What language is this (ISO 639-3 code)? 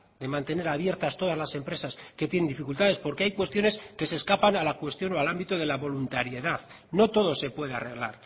spa